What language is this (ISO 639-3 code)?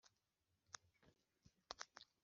kin